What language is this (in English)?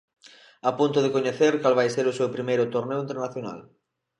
Galician